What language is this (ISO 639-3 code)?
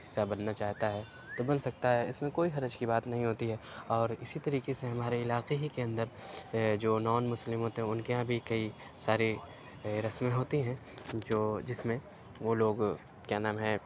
urd